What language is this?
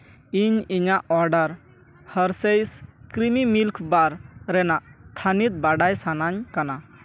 Santali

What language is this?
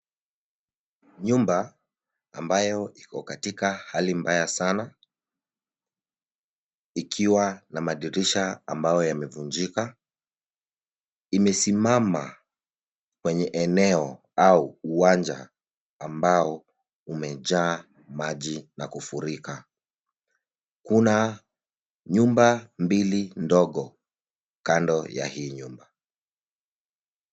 Swahili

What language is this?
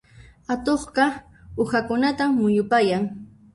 Puno Quechua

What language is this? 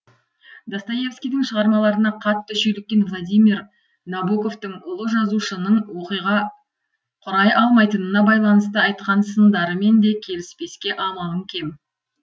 Kazakh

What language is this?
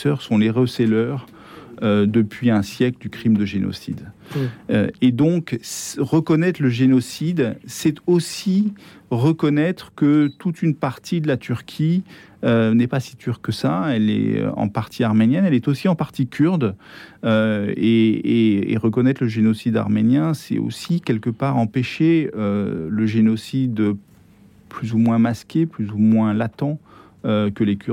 French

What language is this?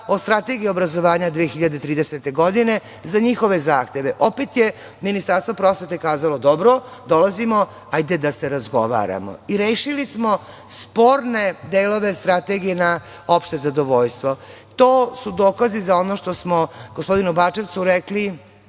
Serbian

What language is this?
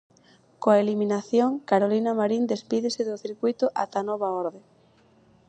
Galician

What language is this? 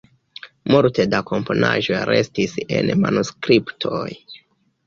Esperanto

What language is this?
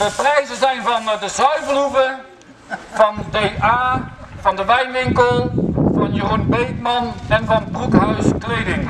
Dutch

